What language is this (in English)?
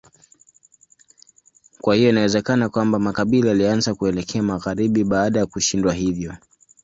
Swahili